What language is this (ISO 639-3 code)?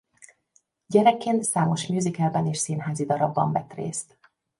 hun